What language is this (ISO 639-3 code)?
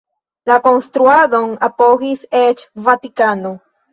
epo